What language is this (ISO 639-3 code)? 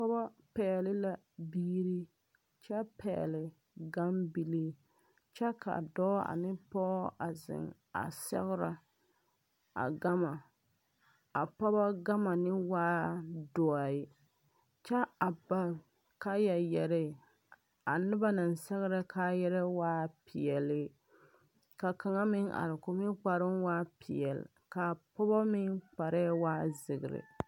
dga